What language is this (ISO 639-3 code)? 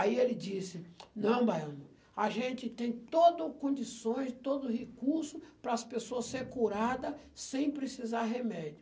por